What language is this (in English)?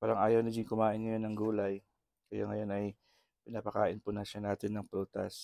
Filipino